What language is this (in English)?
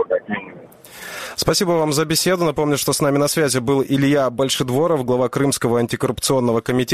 Russian